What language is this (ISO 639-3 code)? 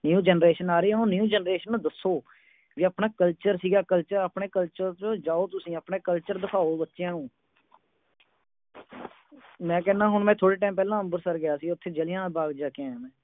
pan